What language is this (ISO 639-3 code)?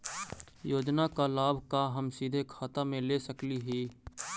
mag